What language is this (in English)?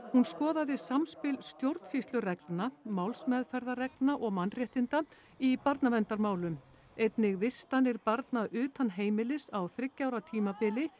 Icelandic